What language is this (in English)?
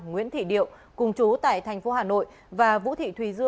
Vietnamese